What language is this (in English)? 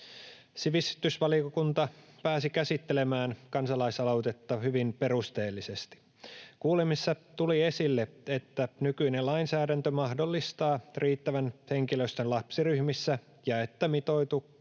Finnish